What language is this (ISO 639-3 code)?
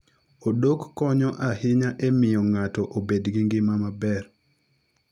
luo